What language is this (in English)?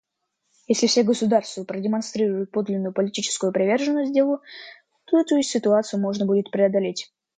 Russian